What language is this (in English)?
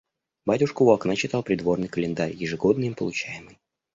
Russian